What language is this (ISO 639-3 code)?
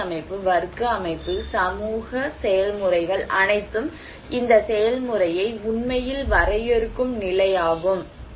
tam